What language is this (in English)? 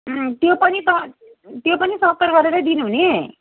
Nepali